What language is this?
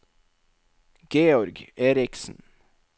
Norwegian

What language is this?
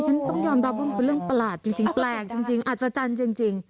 Thai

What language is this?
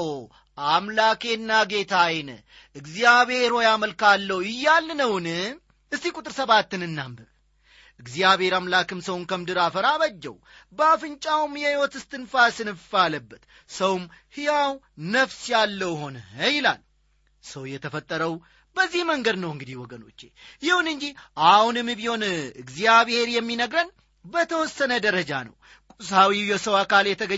Amharic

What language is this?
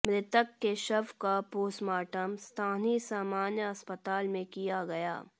Hindi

